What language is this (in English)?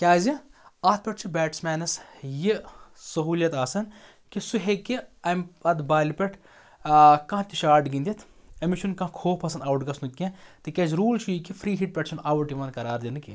Kashmiri